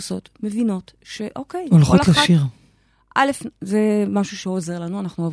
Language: Hebrew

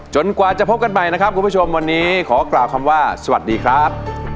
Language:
Thai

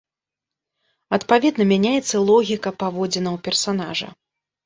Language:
Belarusian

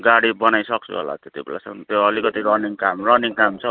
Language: Nepali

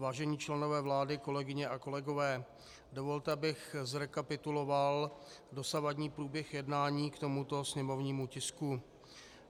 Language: Czech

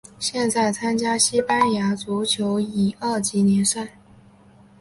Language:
Chinese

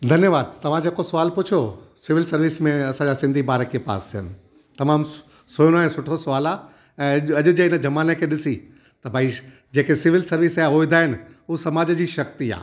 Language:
Sindhi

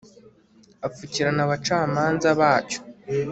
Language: Kinyarwanda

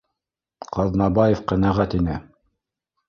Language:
Bashkir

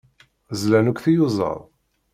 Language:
Kabyle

